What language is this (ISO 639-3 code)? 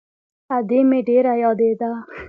pus